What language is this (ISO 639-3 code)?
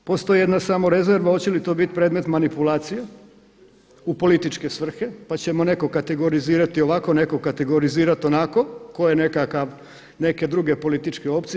hrv